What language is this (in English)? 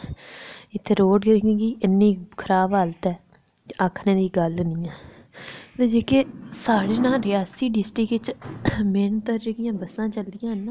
Dogri